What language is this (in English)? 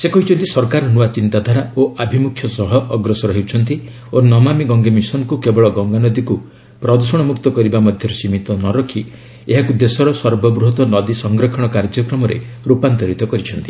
Odia